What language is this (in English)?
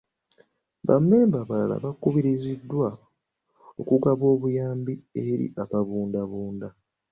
Ganda